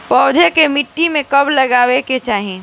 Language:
Bhojpuri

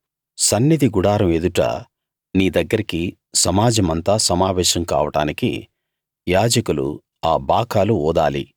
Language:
Telugu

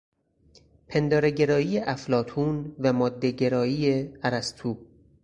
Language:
Persian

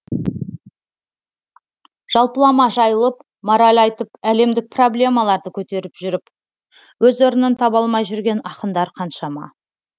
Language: Kazakh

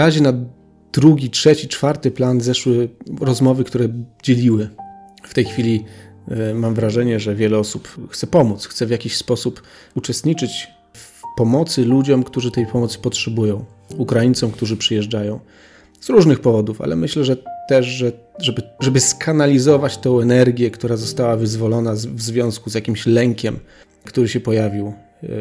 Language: Polish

